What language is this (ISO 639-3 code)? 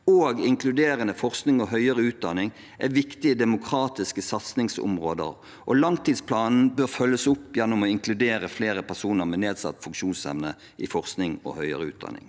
nor